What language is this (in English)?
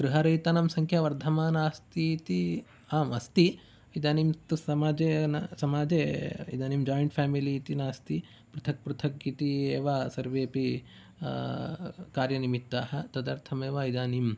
Sanskrit